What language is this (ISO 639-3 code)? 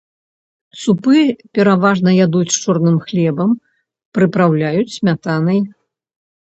bel